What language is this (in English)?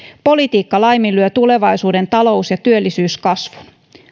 Finnish